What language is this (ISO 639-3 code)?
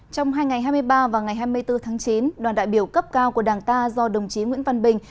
vie